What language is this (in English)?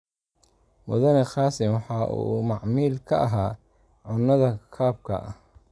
Somali